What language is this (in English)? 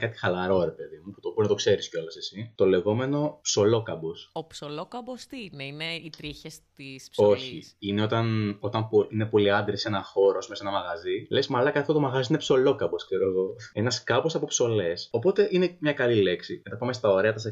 Greek